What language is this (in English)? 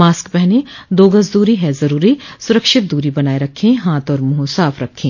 Hindi